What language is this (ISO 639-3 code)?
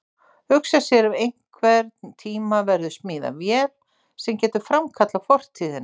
isl